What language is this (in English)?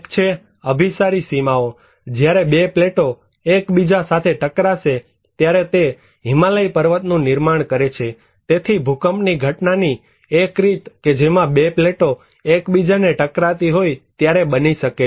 Gujarati